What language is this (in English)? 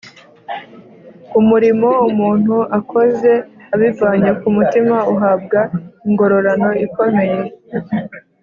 Kinyarwanda